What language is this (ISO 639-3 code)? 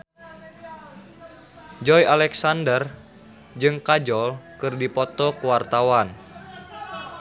sun